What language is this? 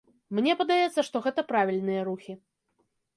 Belarusian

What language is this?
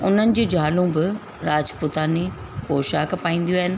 Sindhi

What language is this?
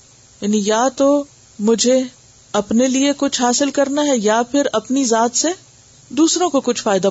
Urdu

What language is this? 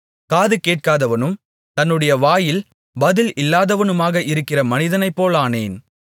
Tamil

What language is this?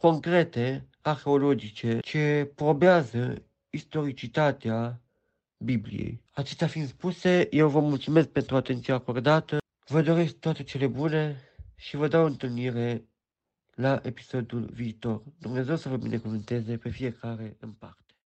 Romanian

